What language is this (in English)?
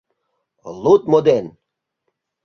Mari